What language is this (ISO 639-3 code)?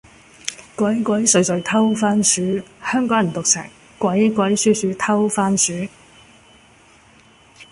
yue